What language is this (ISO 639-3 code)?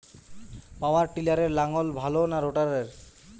ben